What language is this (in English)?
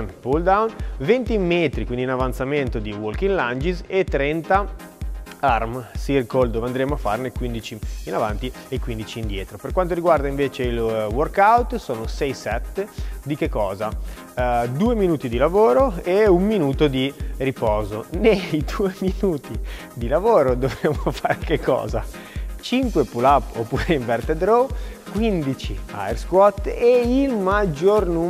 Italian